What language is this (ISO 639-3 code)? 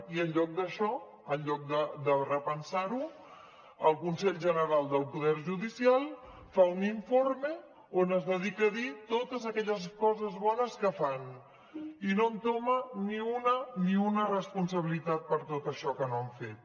cat